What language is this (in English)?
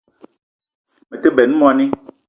Eton (Cameroon)